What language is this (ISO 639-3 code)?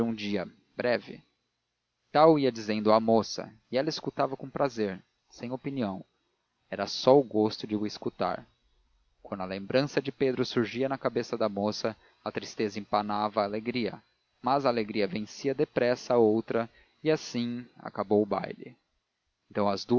por